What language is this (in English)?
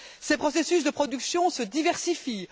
French